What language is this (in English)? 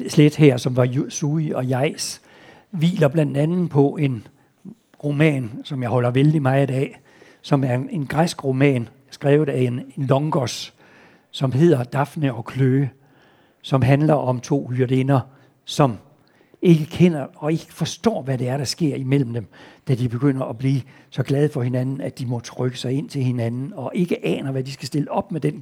Danish